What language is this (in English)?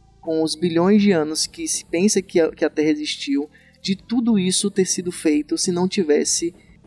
Portuguese